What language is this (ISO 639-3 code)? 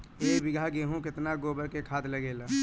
bho